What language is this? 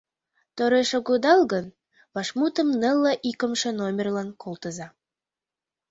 Mari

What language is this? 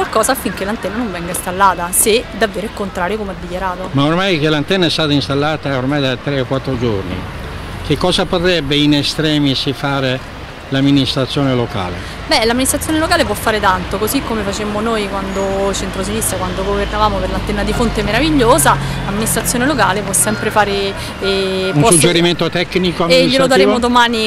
Italian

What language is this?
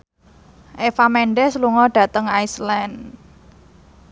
Javanese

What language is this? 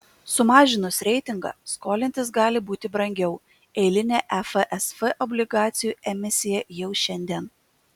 Lithuanian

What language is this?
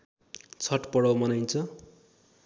Nepali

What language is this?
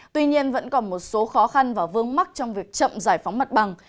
Vietnamese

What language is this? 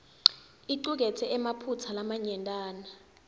Swati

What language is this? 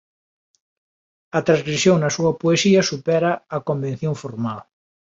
Galician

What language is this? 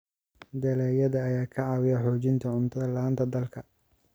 Somali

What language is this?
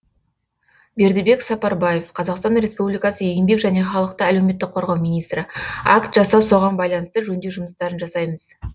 Kazakh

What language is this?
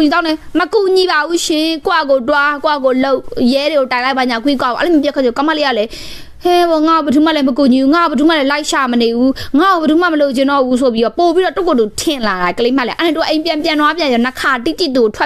Thai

